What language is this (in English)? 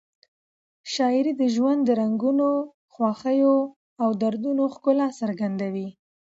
Pashto